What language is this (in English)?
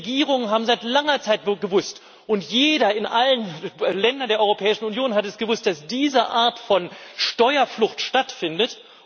German